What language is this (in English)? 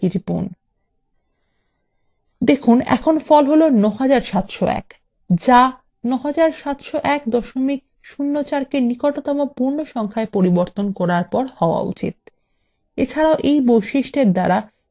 Bangla